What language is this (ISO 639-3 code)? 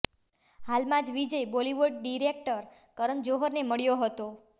guj